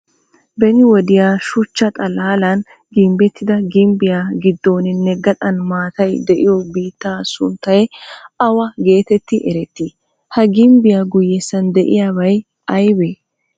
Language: Wolaytta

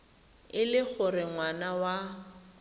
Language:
Tswana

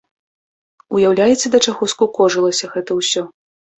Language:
Belarusian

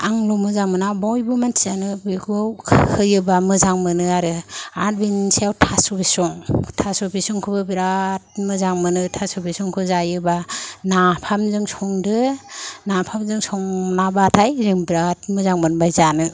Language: Bodo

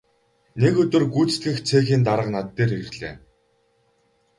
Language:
Mongolian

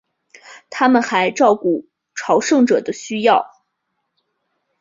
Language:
Chinese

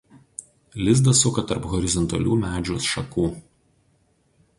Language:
Lithuanian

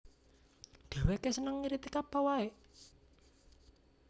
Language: Javanese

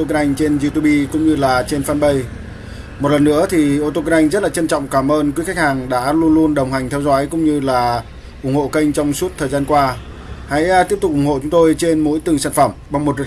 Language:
Vietnamese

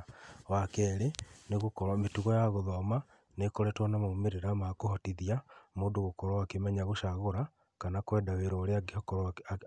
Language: Kikuyu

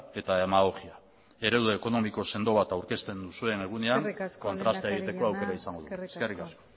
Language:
Basque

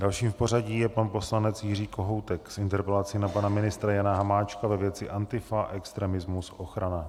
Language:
Czech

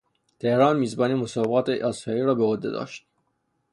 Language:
Persian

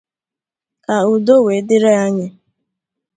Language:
Igbo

